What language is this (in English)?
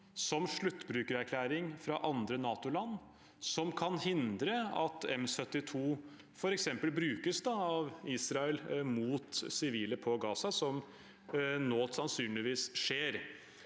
Norwegian